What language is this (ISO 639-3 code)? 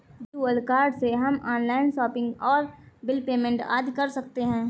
hin